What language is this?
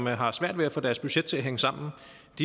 Danish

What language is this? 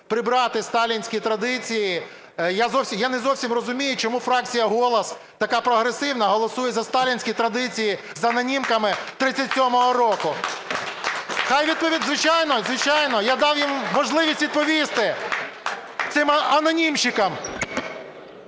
Ukrainian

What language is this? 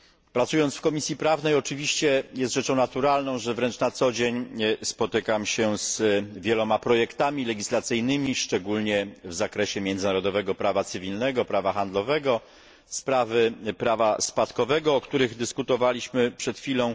Polish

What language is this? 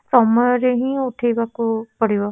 Odia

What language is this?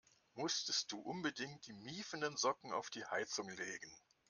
German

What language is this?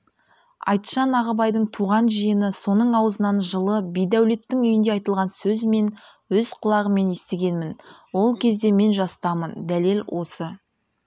Kazakh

